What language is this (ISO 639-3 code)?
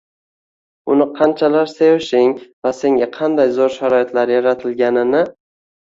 uzb